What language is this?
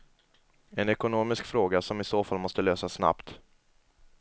Swedish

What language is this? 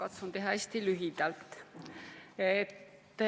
Estonian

